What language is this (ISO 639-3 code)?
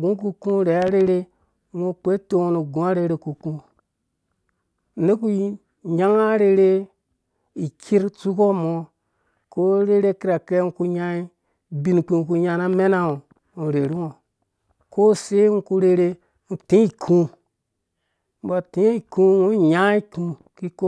ldb